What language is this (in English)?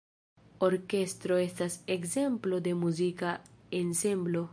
Esperanto